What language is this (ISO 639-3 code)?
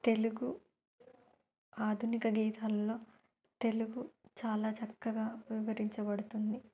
tel